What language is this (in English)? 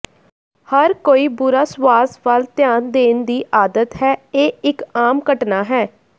Punjabi